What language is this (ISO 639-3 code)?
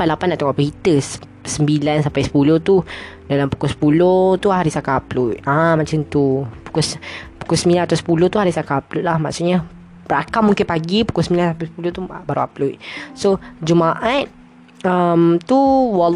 msa